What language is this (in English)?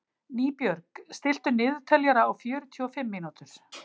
Icelandic